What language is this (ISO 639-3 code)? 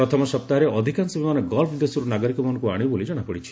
ori